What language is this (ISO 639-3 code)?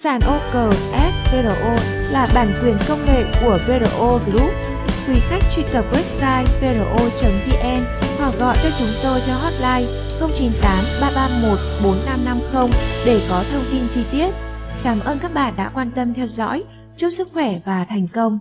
vie